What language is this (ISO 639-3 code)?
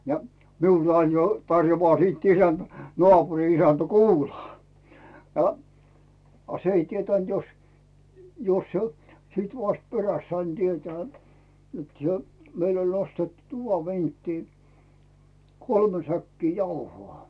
fin